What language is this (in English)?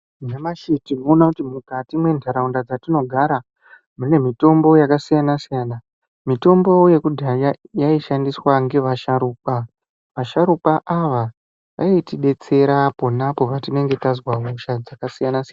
Ndau